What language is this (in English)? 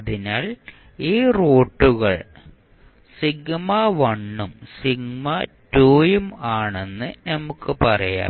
Malayalam